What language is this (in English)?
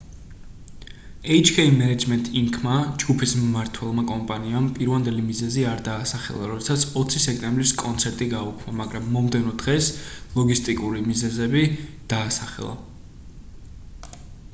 Georgian